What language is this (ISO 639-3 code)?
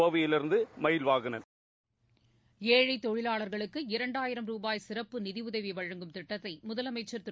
tam